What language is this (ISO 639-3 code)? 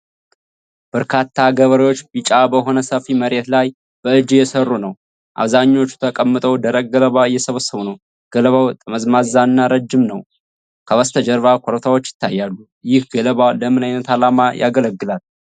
amh